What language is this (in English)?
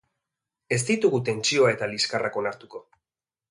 Basque